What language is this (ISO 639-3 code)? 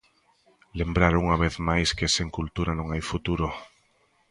glg